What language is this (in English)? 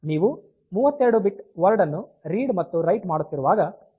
Kannada